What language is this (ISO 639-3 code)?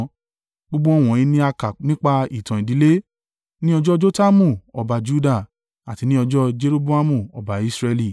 yor